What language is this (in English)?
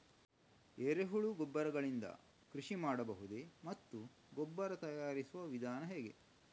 Kannada